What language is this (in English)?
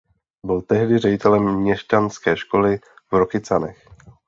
Czech